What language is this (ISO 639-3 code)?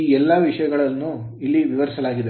kan